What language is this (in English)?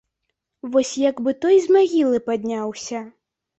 Belarusian